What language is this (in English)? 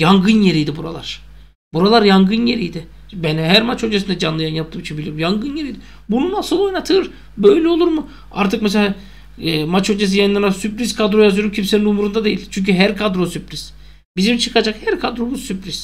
Turkish